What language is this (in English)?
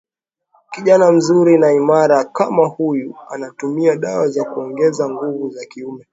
Swahili